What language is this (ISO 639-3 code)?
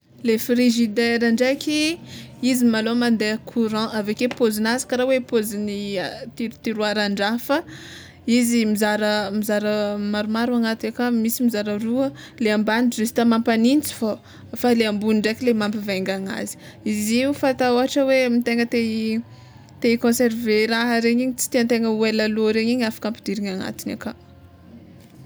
xmw